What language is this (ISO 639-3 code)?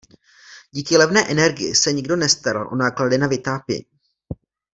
ces